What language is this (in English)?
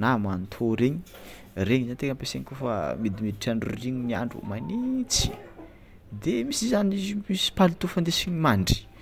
Tsimihety Malagasy